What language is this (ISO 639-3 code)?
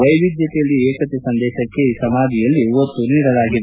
kan